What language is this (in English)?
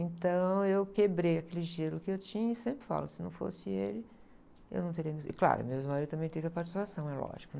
Portuguese